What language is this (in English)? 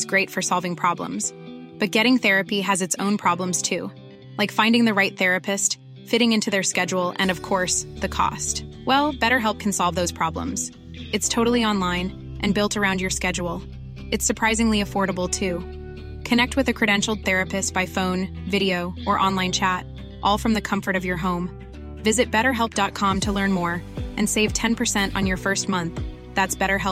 Persian